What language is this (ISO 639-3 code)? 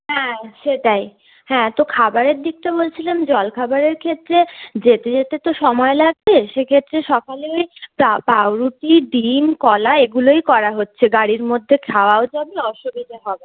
ben